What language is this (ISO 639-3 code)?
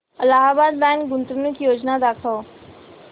mar